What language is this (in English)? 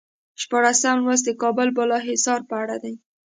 Pashto